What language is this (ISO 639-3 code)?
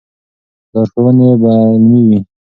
pus